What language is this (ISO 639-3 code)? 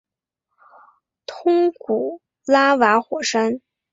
zho